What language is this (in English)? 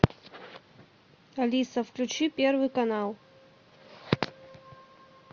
Russian